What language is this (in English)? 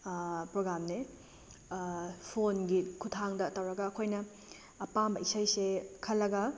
Manipuri